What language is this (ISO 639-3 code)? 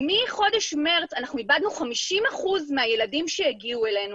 heb